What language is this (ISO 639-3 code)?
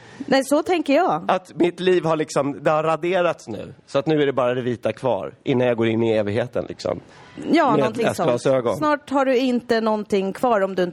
swe